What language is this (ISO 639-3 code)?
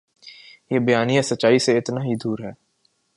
urd